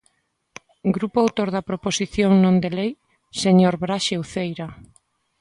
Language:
Galician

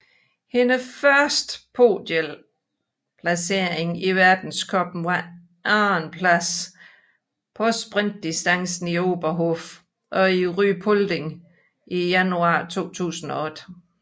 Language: Danish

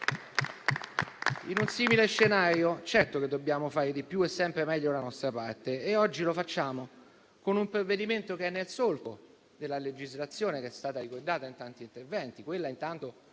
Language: Italian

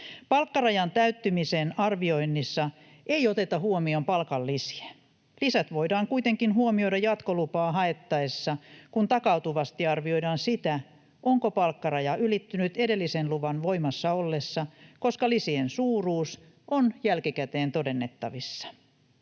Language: Finnish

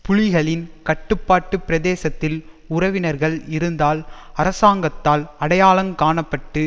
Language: Tamil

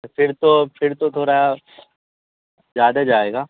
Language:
Urdu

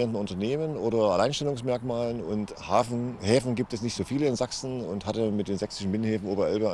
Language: German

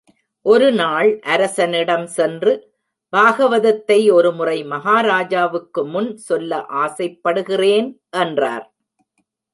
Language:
Tamil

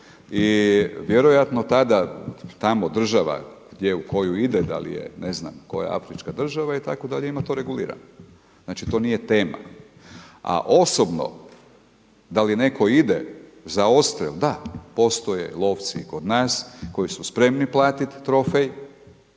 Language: Croatian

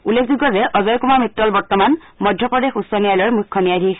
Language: Assamese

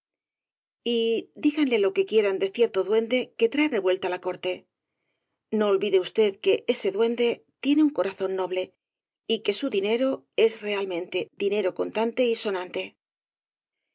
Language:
Spanish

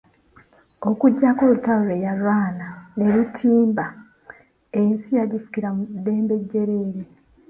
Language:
Ganda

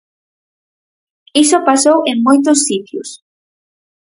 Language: Galician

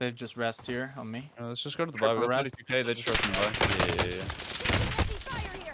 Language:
English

